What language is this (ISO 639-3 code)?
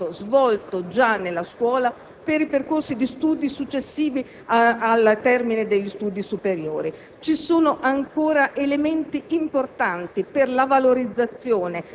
ita